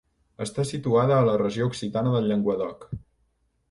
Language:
Catalan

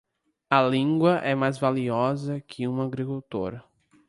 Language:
Portuguese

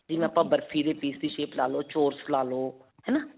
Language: Punjabi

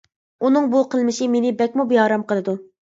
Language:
Uyghur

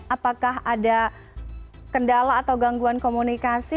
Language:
Indonesian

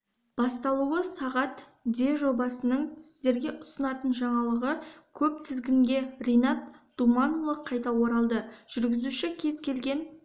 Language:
Kazakh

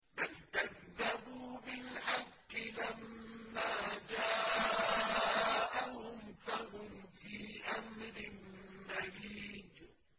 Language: Arabic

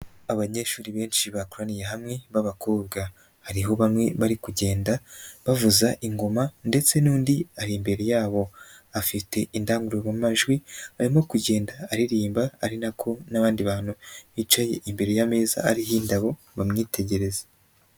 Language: Kinyarwanda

